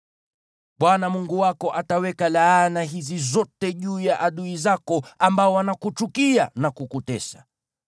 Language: Swahili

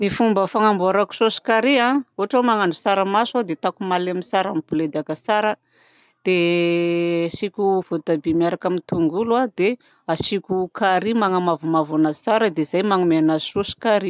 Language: Southern Betsimisaraka Malagasy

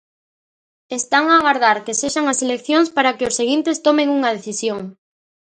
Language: Galician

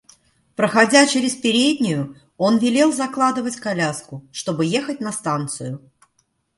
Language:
Russian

